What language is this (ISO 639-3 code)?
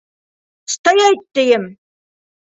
bak